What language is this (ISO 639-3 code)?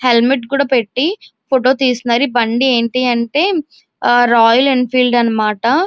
tel